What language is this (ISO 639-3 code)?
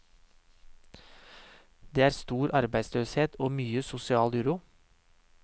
nor